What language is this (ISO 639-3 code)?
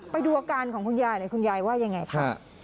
tha